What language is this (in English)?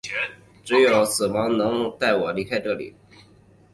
Chinese